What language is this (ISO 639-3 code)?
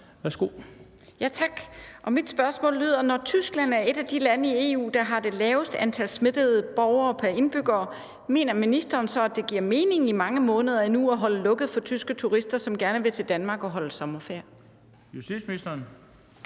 dan